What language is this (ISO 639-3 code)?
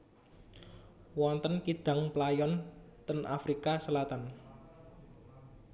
jav